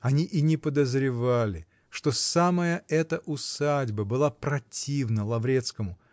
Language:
Russian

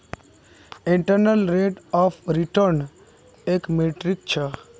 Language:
Magahi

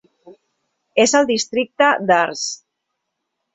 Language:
Catalan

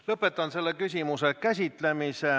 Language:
Estonian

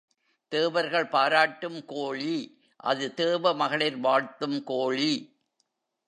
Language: Tamil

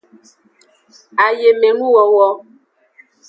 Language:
Aja (Benin)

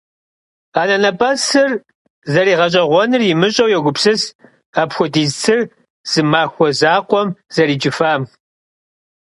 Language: Kabardian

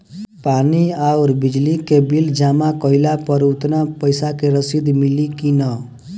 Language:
Bhojpuri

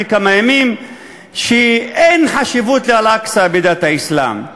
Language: Hebrew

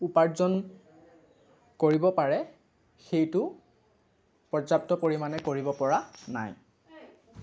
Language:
Assamese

